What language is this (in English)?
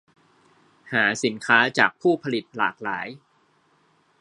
Thai